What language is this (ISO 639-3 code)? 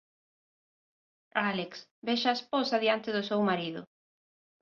glg